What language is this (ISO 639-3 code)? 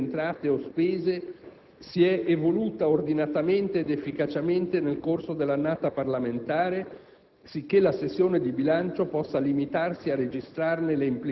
ita